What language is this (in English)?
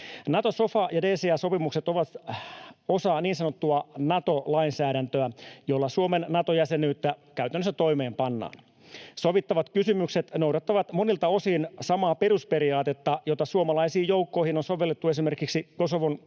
Finnish